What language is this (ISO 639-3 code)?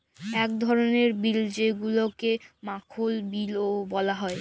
ben